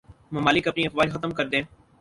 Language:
Urdu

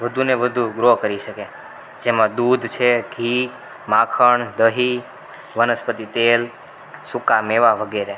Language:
Gujarati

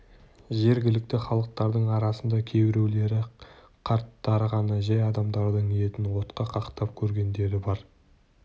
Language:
Kazakh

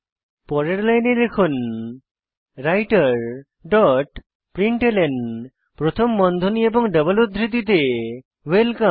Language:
Bangla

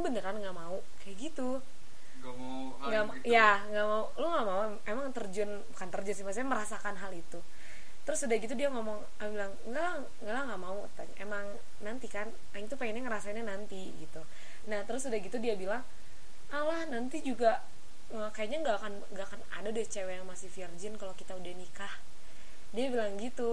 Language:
Indonesian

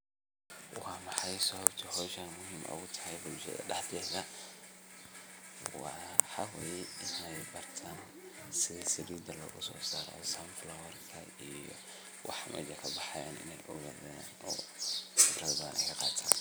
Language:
Somali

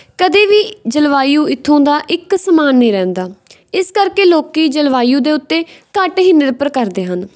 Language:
Punjabi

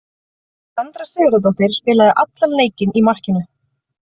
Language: Icelandic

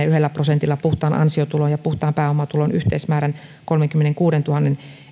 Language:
Finnish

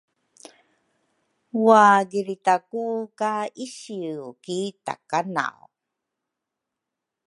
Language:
Rukai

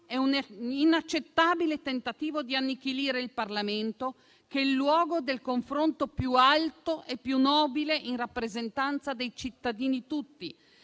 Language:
Italian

